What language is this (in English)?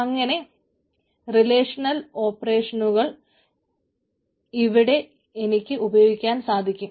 Malayalam